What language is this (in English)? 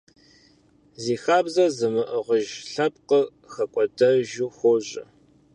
Kabardian